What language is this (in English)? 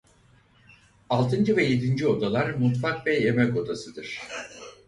Turkish